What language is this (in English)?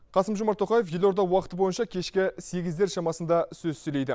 Kazakh